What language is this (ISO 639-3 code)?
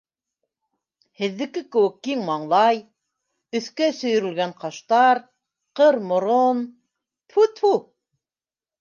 bak